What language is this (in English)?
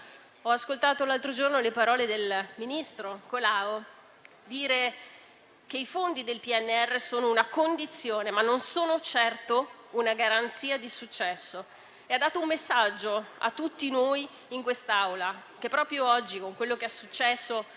Italian